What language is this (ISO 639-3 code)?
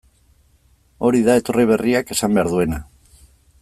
eus